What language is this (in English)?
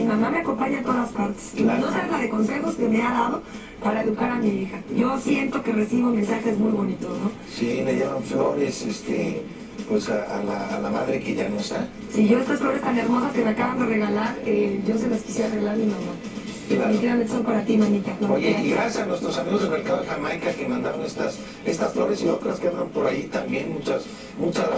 Spanish